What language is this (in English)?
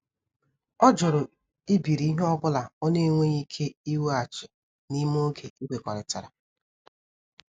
Igbo